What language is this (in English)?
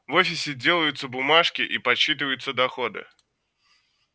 Russian